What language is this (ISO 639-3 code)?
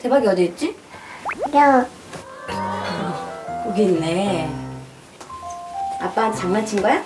kor